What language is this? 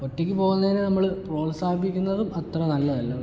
Malayalam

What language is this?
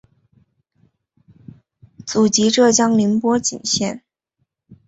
Chinese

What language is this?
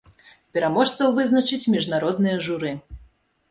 Belarusian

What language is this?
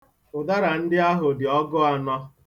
Igbo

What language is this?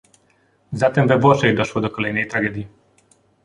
Polish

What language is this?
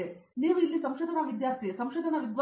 Kannada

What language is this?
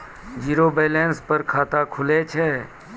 Maithili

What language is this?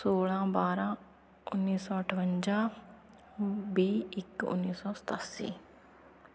Punjabi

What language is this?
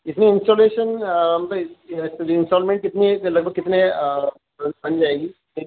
Urdu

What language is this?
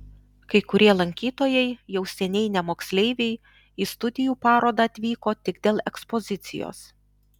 Lithuanian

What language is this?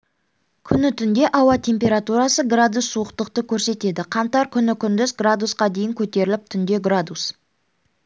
Kazakh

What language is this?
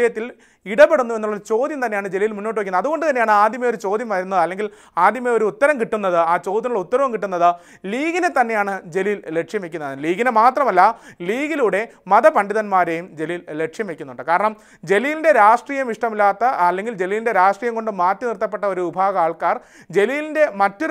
Malayalam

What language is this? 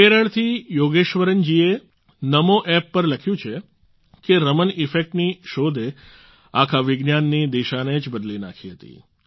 Gujarati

